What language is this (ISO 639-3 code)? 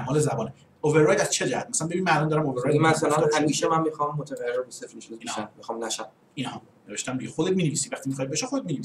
fas